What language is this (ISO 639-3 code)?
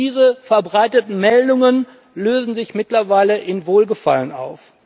deu